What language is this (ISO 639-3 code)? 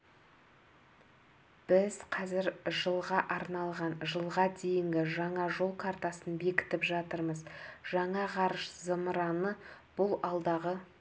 kaz